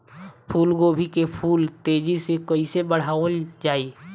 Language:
Bhojpuri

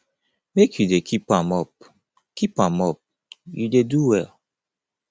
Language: Nigerian Pidgin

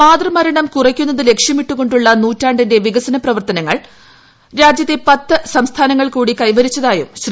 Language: Malayalam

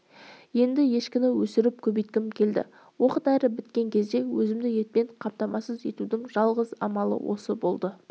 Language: Kazakh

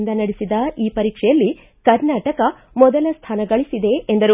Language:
Kannada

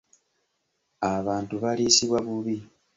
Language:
Ganda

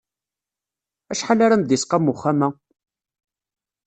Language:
Kabyle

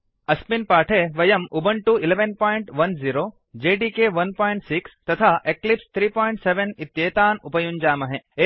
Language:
Sanskrit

